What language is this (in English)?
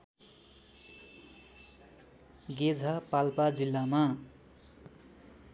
Nepali